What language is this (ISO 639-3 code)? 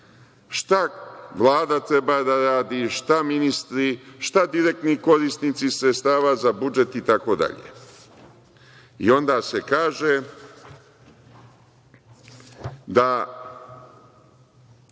srp